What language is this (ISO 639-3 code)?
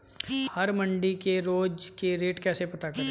hin